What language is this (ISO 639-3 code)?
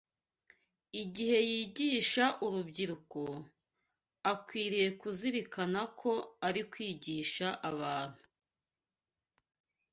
kin